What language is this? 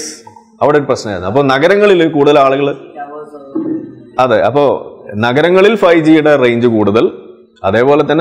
Malayalam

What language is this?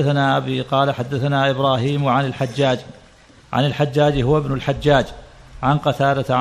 Arabic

